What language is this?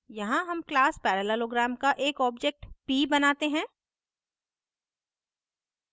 Hindi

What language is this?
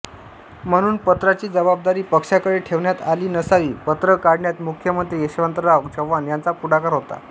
Marathi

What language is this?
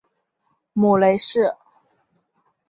Chinese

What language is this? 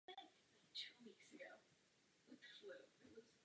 Czech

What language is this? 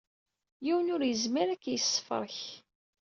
Kabyle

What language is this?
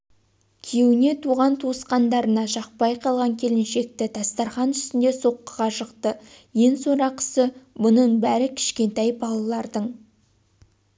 Kazakh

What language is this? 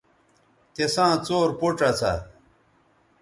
Bateri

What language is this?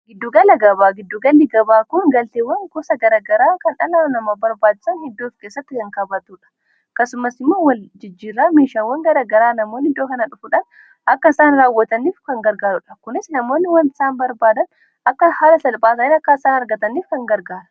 Oromo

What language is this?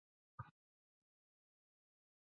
Chinese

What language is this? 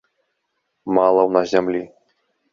Belarusian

